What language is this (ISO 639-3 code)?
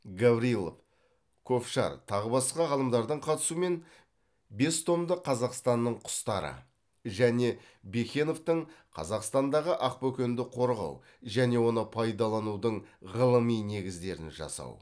kaz